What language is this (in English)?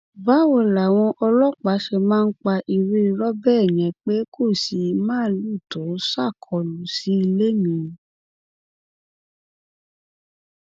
Yoruba